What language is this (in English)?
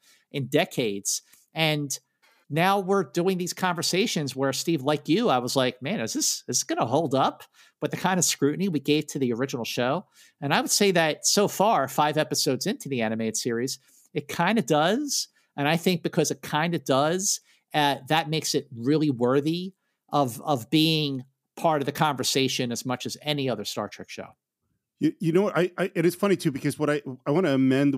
English